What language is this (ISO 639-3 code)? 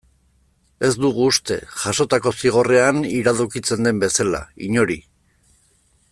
eus